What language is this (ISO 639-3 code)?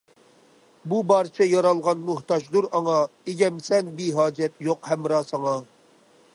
uig